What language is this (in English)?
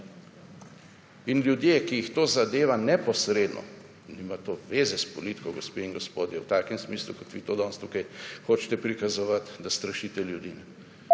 Slovenian